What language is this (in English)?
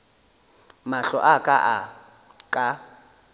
Northern Sotho